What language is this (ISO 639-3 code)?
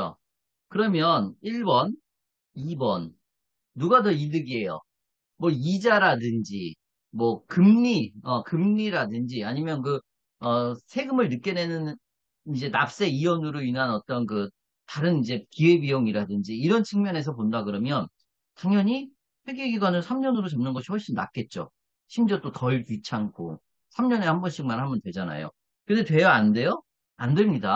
kor